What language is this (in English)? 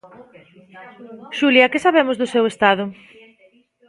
Galician